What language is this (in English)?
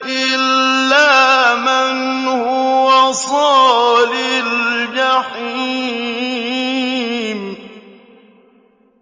Arabic